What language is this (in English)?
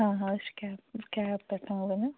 Kashmiri